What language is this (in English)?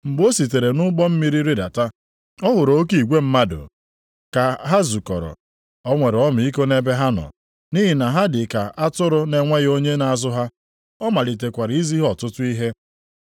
Igbo